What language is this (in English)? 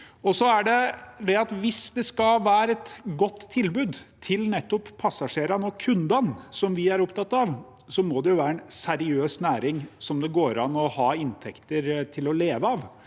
Norwegian